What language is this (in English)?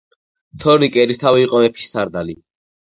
Georgian